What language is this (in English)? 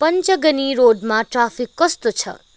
Nepali